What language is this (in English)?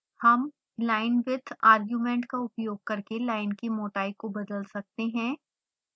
Hindi